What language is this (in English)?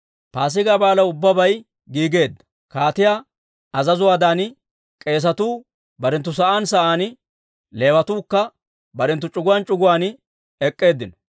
Dawro